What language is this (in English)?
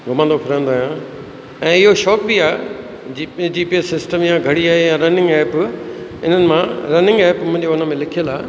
Sindhi